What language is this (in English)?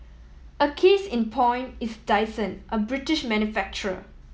English